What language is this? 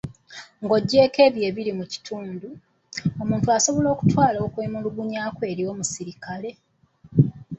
Ganda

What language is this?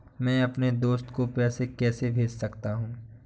Hindi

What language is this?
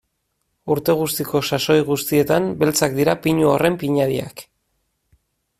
Basque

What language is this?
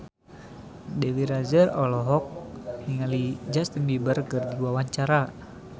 Sundanese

